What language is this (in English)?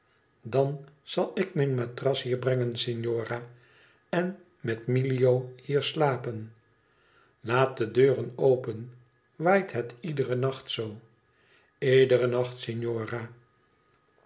Dutch